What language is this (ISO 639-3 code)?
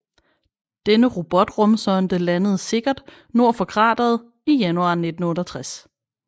dan